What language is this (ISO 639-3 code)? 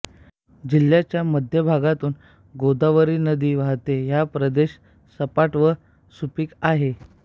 mar